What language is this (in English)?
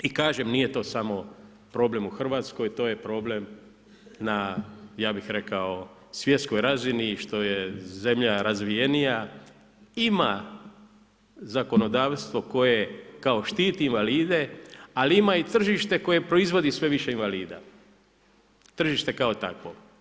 Croatian